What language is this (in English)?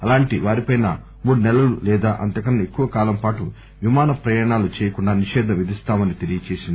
Telugu